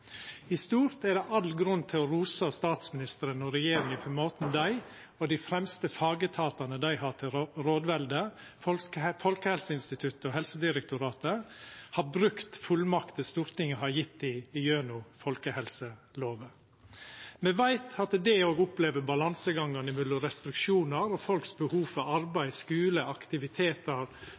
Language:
Norwegian Nynorsk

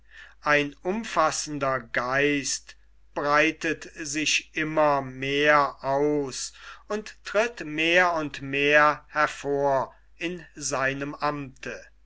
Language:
German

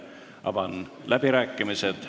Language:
Estonian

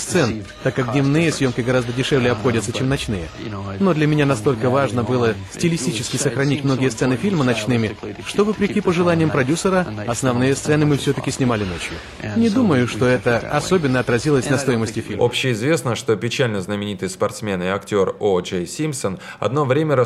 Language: Russian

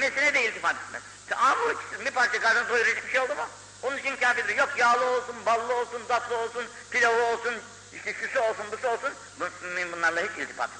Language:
Turkish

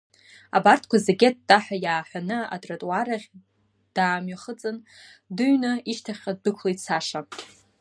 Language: Abkhazian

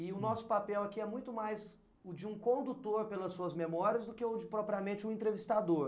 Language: Portuguese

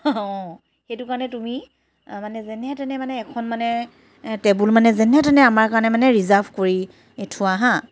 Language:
Assamese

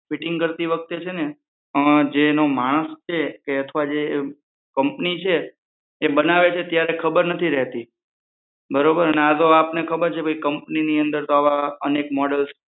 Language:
Gujarati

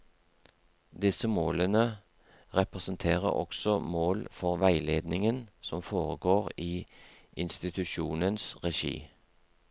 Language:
Norwegian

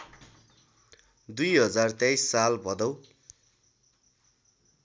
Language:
Nepali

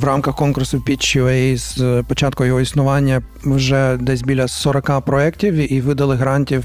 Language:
Ukrainian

